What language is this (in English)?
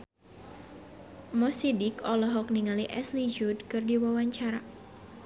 Sundanese